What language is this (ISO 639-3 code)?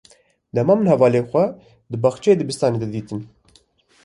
kur